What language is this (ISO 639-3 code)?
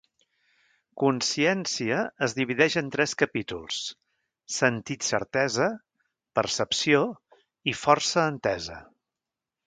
cat